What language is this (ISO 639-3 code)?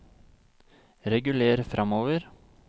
nor